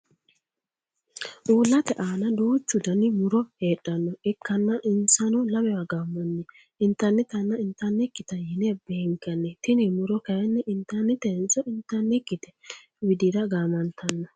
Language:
Sidamo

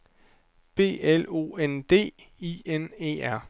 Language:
Danish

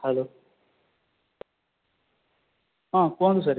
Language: Odia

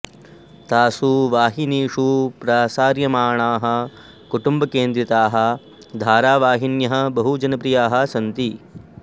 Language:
Sanskrit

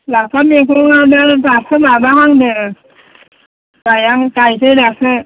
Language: Bodo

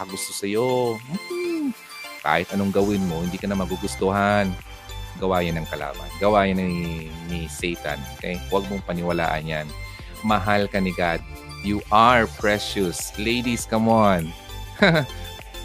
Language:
Filipino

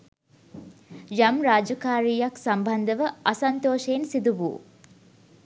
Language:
Sinhala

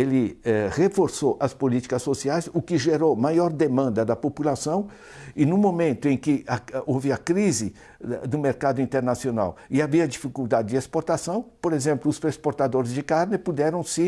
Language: Portuguese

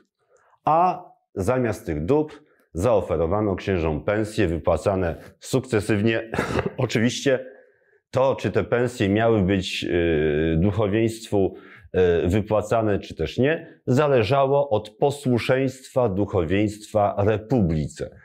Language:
Polish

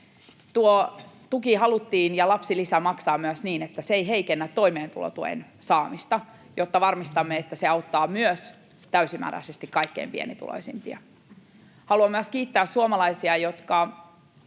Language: Finnish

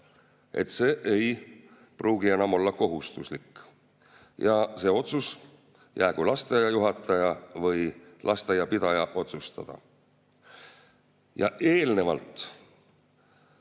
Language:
Estonian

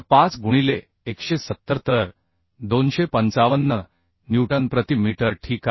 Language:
Marathi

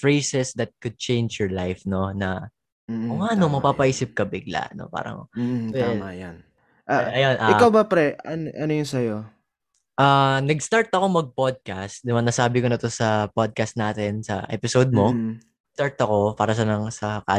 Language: Filipino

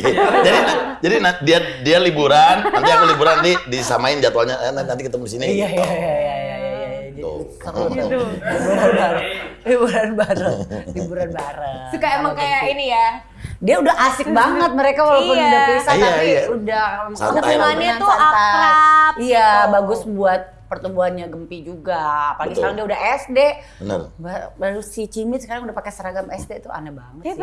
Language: Indonesian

